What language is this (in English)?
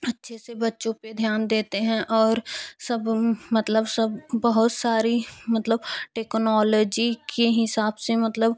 Hindi